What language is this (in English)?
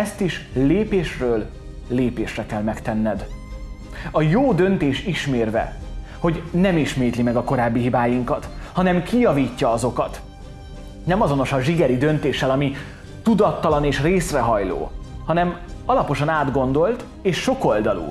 Hungarian